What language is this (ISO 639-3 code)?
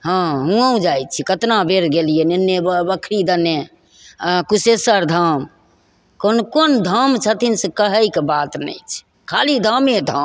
mai